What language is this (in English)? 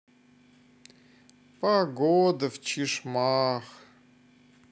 Russian